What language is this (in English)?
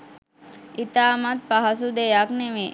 Sinhala